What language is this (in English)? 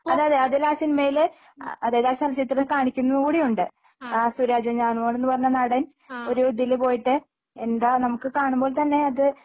Malayalam